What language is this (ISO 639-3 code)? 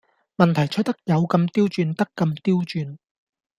yue